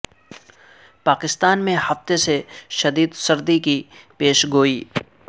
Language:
Urdu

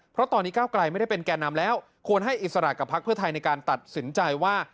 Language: Thai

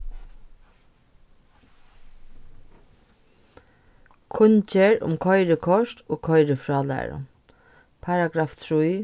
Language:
Faroese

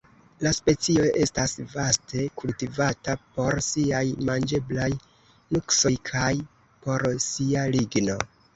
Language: Esperanto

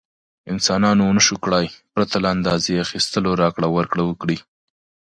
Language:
Pashto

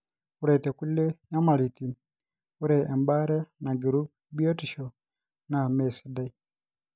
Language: Masai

